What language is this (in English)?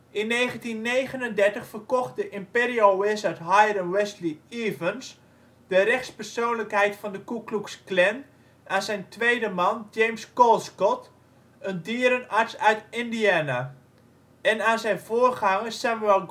Dutch